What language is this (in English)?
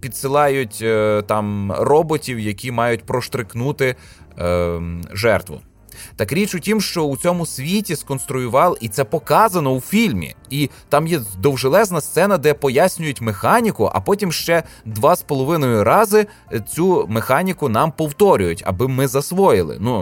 Ukrainian